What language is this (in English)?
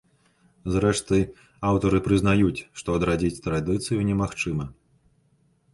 Belarusian